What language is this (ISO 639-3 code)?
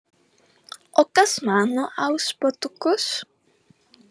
lit